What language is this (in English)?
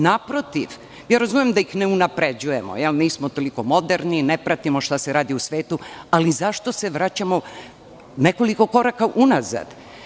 Serbian